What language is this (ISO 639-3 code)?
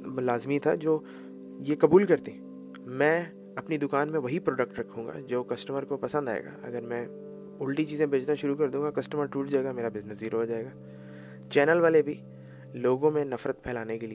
urd